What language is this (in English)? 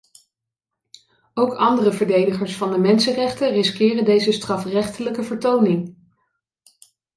Dutch